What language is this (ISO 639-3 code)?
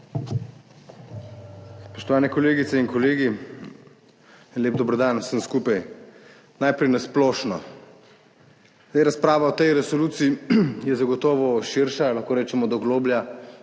slv